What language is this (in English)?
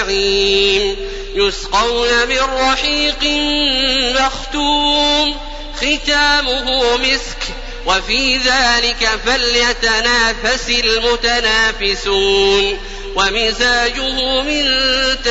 Arabic